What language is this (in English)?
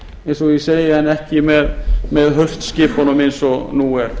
Icelandic